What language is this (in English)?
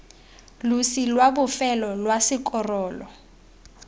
Tswana